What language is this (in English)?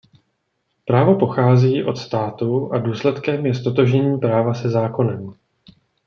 Czech